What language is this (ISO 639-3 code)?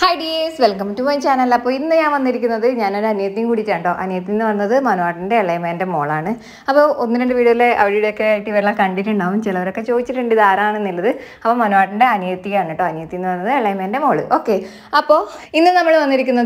ara